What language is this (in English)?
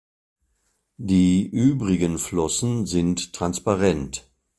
German